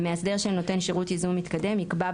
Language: Hebrew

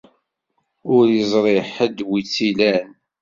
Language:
Kabyle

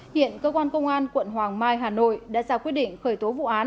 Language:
Vietnamese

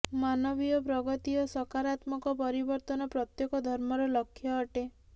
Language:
Odia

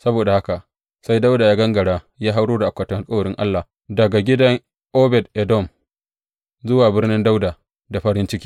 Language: Hausa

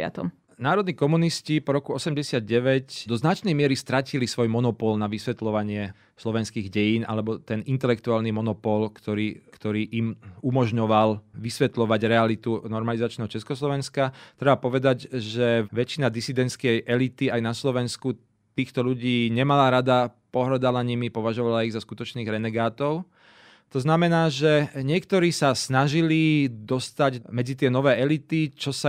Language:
Slovak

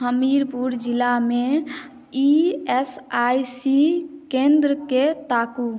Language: Maithili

